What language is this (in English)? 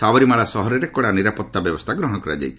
Odia